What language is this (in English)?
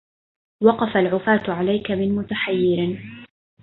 Arabic